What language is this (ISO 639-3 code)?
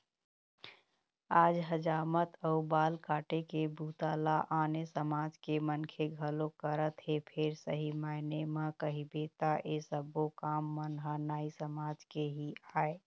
hne